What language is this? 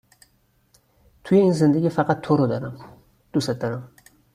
Persian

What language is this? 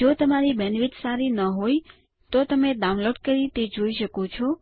Gujarati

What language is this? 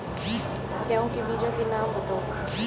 Hindi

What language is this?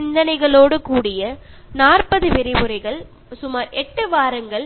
Malayalam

